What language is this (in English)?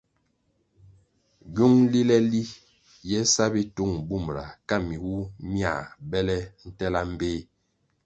Kwasio